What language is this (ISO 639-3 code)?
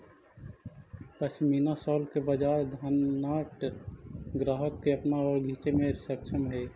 mag